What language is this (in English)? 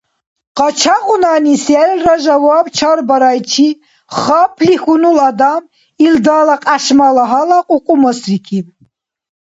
Dargwa